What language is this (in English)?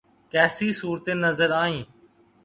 Urdu